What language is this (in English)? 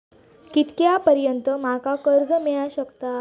Marathi